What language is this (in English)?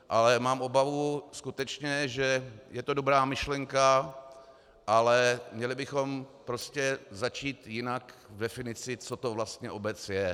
Czech